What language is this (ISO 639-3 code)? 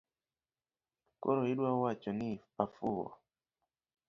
luo